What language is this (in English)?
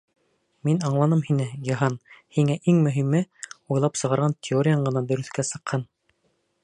Bashkir